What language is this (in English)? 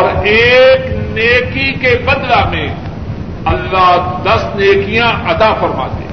Urdu